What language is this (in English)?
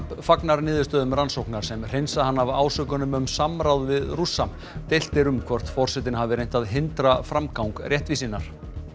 Icelandic